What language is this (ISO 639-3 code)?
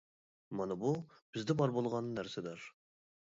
uig